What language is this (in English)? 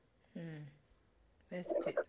Malayalam